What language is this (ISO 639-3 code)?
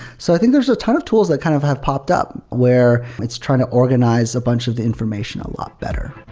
eng